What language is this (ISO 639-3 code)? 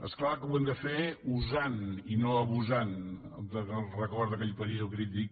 cat